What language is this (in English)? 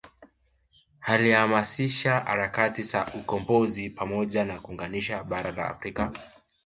Swahili